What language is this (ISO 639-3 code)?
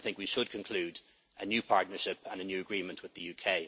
eng